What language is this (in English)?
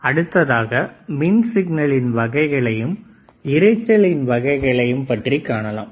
Tamil